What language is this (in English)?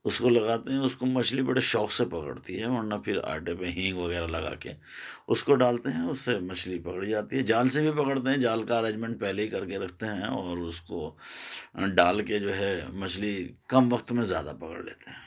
Urdu